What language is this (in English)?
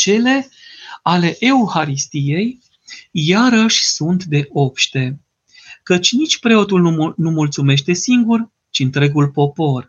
Romanian